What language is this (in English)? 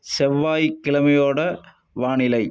Tamil